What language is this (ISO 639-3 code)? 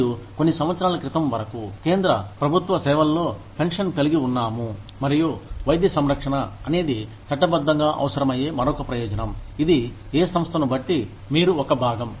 tel